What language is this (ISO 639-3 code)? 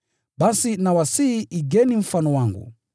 swa